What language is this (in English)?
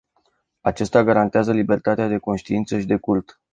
Romanian